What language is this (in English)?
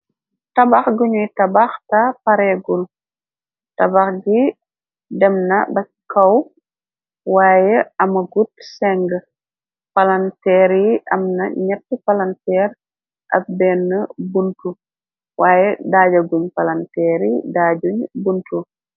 Wolof